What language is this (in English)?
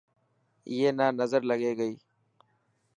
Dhatki